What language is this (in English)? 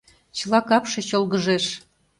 Mari